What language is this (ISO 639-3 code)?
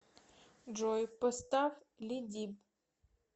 rus